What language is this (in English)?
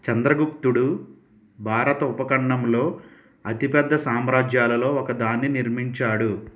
Telugu